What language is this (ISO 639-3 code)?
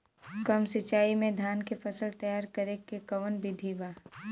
bho